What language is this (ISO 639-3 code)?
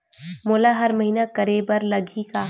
hne